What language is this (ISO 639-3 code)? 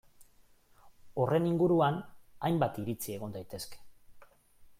eus